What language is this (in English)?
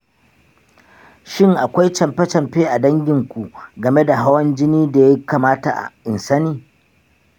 Hausa